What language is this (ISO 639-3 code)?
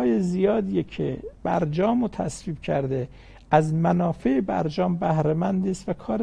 fas